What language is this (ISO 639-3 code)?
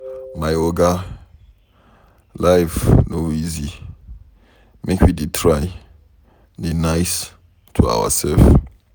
pcm